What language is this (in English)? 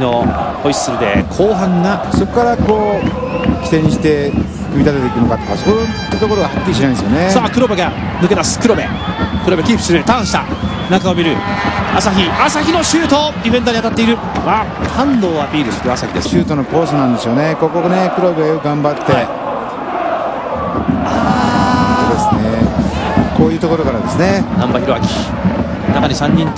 Japanese